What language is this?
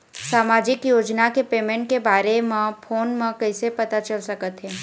Chhattisgarhi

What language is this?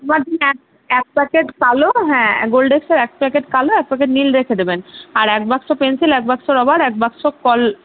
Bangla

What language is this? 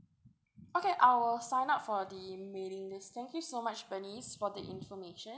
English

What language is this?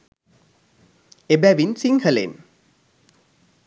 Sinhala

